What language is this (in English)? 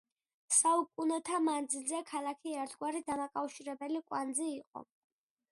Georgian